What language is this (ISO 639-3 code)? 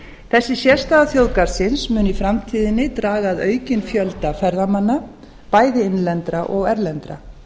isl